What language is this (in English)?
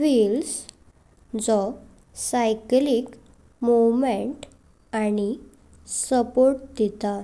Konkani